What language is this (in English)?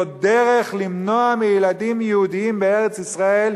Hebrew